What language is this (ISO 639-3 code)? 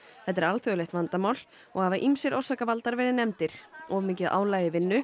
isl